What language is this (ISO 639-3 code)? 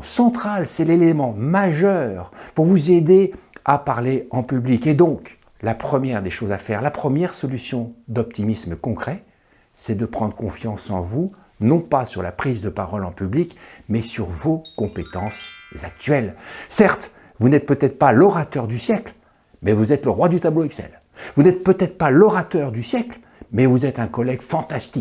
fra